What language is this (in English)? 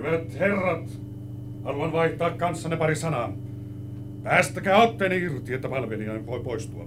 Finnish